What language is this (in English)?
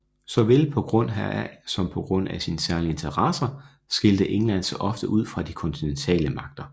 Danish